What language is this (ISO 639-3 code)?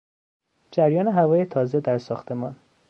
fas